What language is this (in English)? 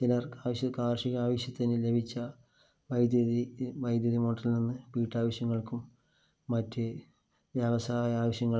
Malayalam